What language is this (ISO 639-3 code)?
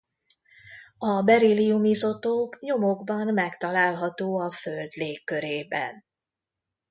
hun